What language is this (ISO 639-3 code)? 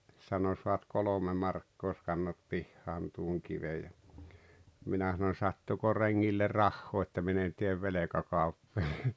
fin